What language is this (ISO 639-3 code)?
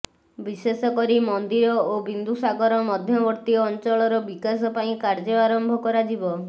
ori